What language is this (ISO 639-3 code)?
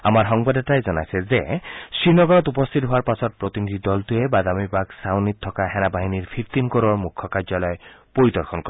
asm